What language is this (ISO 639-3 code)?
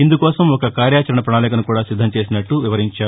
tel